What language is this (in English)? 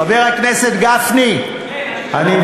Hebrew